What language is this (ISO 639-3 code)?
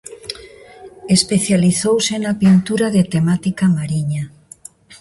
glg